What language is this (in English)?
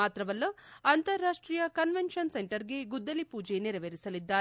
Kannada